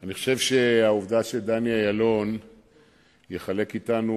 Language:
Hebrew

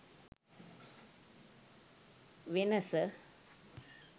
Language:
Sinhala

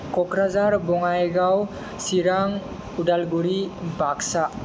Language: Bodo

